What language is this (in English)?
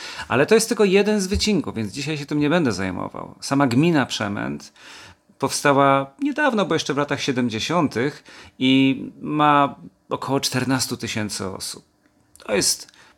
Polish